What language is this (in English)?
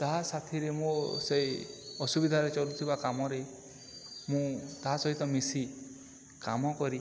Odia